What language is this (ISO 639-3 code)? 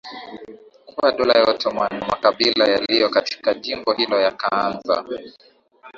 swa